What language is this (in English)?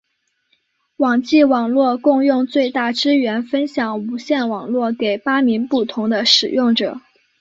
Chinese